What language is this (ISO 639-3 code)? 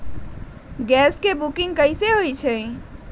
mag